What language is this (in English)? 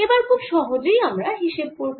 Bangla